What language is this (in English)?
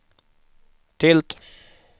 Swedish